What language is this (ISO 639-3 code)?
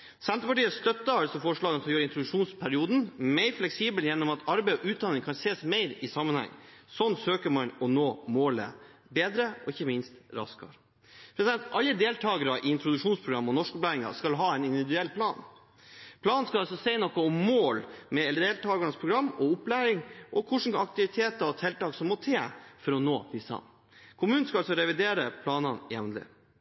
nob